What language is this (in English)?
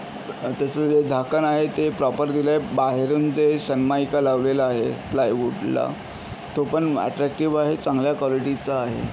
Marathi